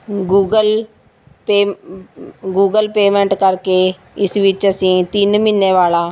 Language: Punjabi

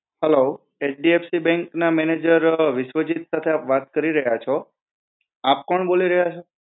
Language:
Gujarati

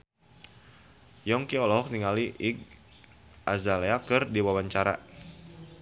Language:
Sundanese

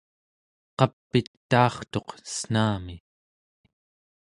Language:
Central Yupik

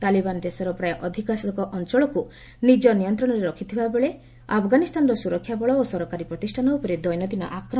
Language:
Odia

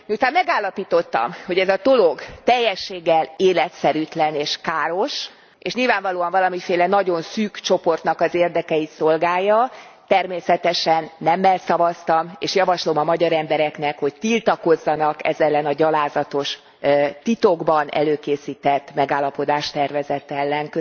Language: Hungarian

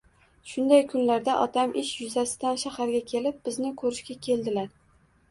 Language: Uzbek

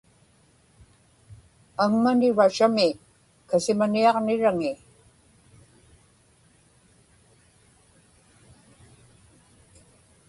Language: Inupiaq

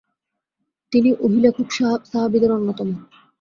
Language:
Bangla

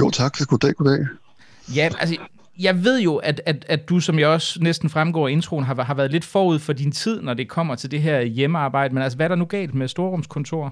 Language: Danish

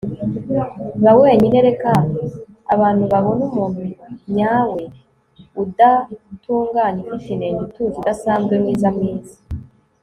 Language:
Kinyarwanda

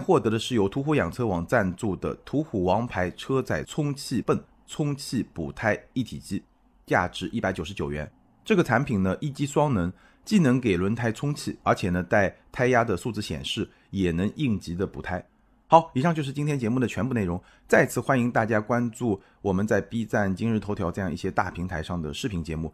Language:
Chinese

